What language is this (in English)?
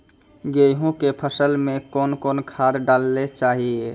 Maithili